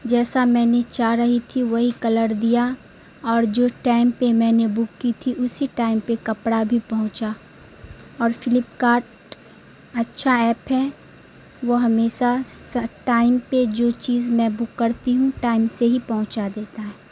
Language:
Urdu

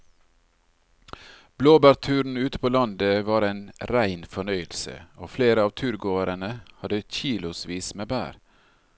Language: Norwegian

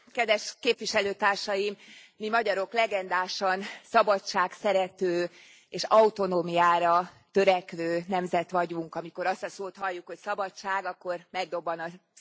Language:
Hungarian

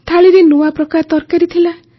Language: Odia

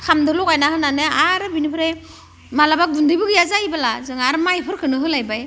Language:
Bodo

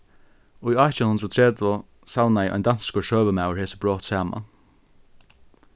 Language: Faroese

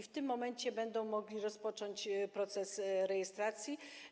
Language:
Polish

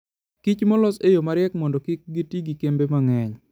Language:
Luo (Kenya and Tanzania)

